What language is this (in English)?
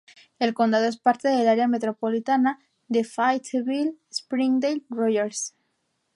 Spanish